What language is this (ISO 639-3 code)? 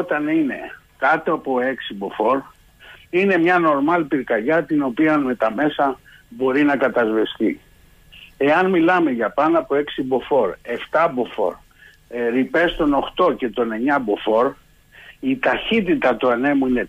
ell